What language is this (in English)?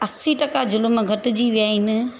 Sindhi